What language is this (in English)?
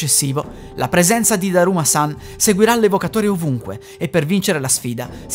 Italian